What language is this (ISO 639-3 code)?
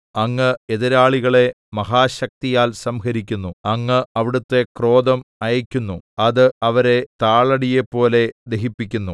mal